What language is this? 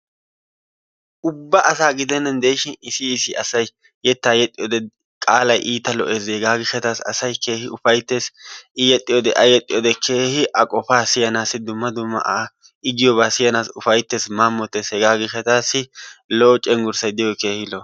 Wolaytta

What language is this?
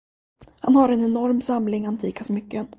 Swedish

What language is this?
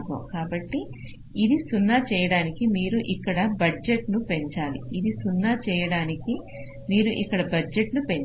Telugu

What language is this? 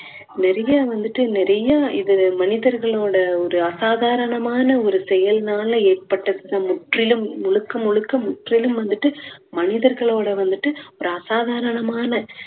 Tamil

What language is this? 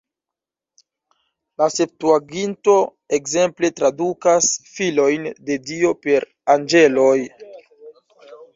Esperanto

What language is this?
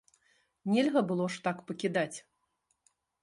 Belarusian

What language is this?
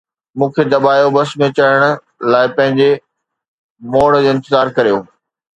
Sindhi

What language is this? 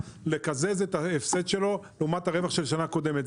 Hebrew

